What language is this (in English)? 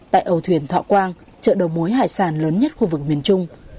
Vietnamese